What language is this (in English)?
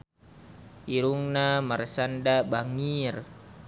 Sundanese